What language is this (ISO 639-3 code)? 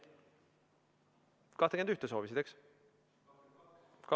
est